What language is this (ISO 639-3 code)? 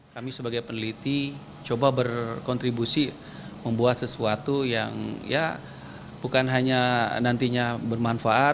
ind